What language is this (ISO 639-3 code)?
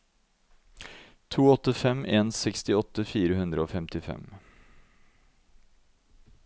nor